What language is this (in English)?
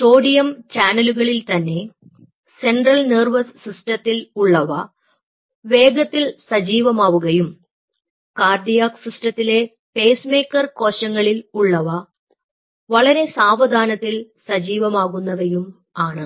Malayalam